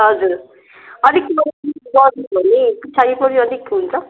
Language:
Nepali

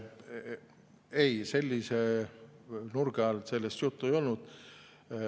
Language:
Estonian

